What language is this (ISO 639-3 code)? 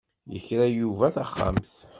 kab